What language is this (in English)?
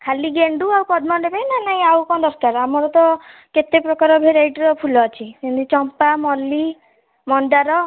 Odia